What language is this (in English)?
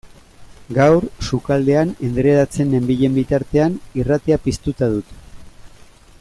Basque